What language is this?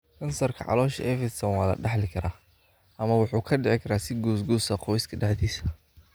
Somali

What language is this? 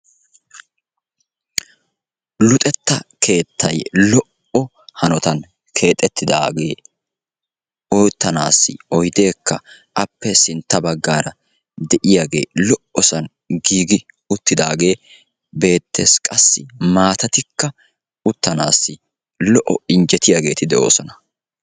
Wolaytta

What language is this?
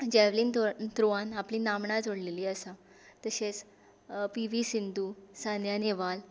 Konkani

